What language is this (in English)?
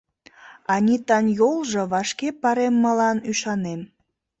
Mari